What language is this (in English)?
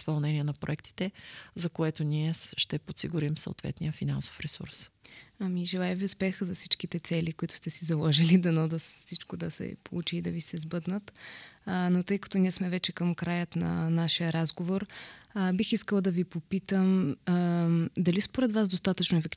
Bulgarian